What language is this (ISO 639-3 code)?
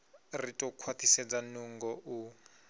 ven